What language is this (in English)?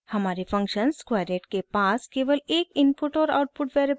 Hindi